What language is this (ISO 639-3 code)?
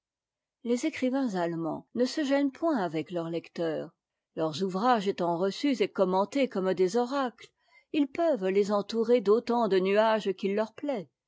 fra